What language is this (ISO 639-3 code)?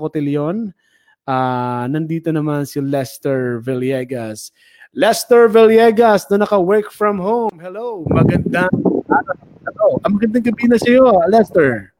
fil